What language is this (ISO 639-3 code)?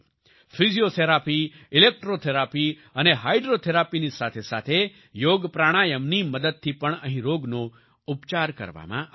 guj